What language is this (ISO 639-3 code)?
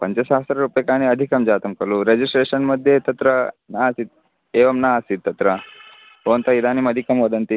san